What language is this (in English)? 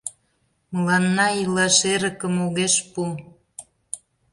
Mari